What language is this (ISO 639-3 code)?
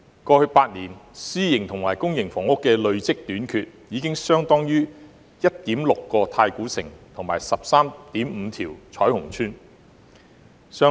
yue